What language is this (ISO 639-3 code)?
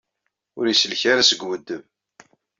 kab